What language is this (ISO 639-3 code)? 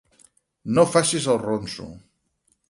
cat